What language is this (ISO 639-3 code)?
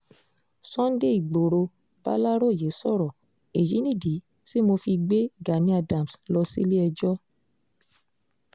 yor